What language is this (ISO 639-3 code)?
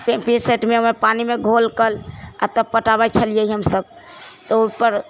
mai